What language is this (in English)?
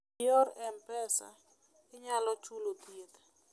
Luo (Kenya and Tanzania)